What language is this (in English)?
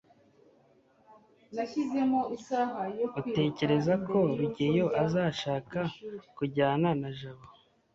Kinyarwanda